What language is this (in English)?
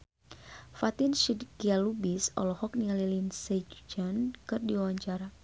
Sundanese